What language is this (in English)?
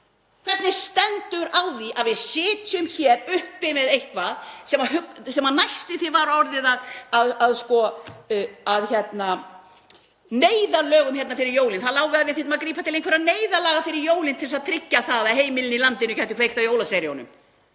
Icelandic